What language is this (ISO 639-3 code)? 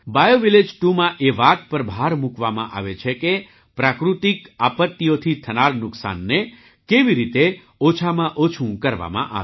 guj